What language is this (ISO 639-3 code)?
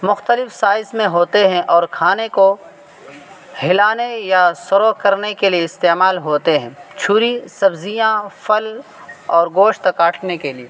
urd